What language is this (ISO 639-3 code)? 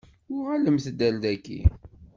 kab